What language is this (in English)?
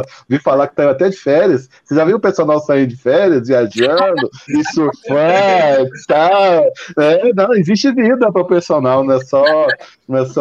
Portuguese